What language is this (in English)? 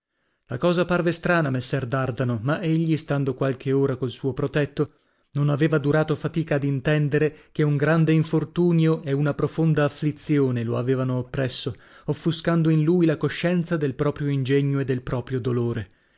Italian